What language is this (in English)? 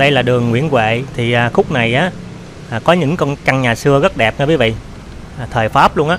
Vietnamese